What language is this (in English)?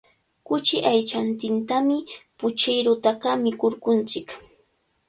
Cajatambo North Lima Quechua